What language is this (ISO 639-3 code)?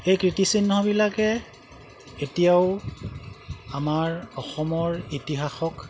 asm